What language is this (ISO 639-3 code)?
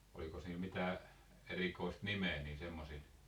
fin